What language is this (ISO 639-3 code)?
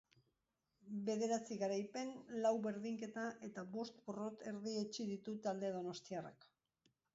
eus